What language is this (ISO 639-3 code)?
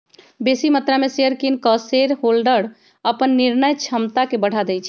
mag